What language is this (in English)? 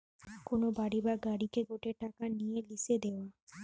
Bangla